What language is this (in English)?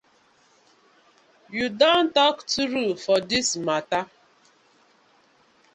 Nigerian Pidgin